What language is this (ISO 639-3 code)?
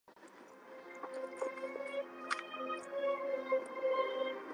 zho